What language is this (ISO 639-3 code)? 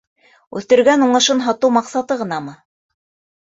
bak